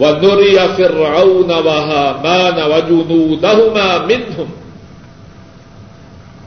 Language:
Urdu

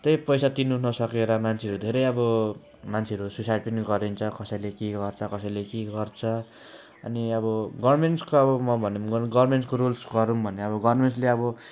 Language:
Nepali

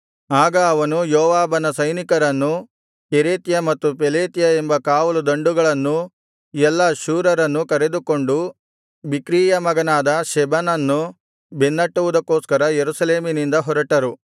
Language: Kannada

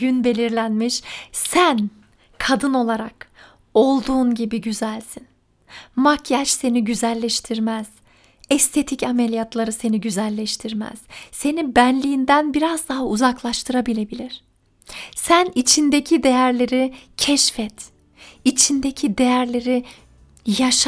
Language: Turkish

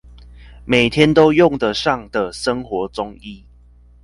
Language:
Chinese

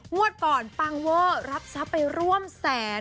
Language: Thai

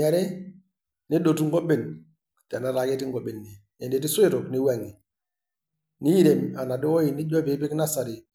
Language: Masai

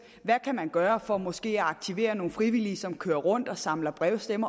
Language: Danish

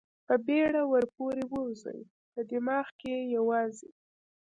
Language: Pashto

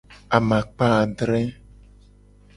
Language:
Gen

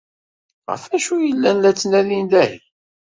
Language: Kabyle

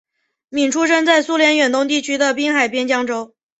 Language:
Chinese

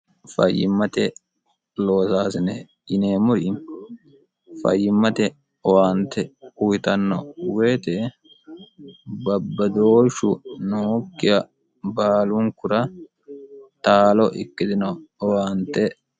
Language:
Sidamo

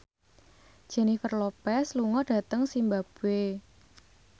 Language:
Javanese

